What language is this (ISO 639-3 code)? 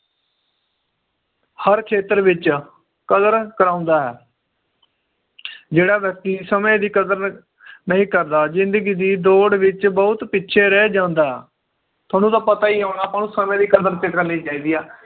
pan